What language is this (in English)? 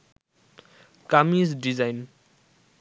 Bangla